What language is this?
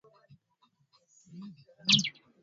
Swahili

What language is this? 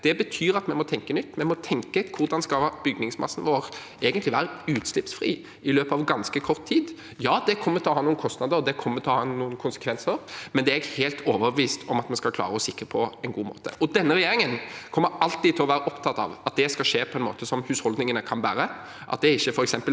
Norwegian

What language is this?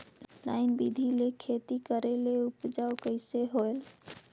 Chhattisgarhi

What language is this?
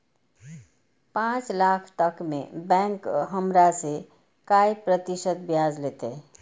Maithili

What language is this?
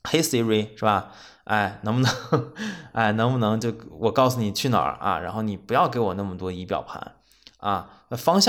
Chinese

